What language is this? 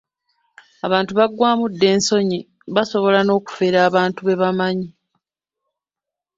Ganda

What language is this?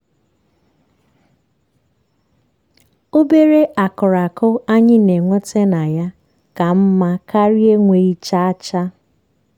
Igbo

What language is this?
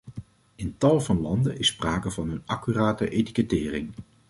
Dutch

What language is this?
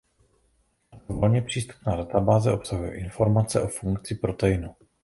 Czech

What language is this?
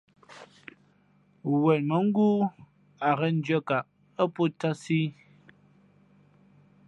Fe'fe'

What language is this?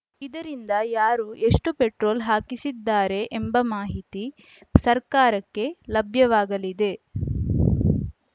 Kannada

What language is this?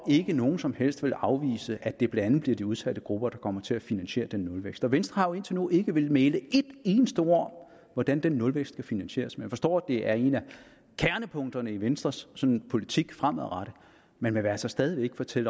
Danish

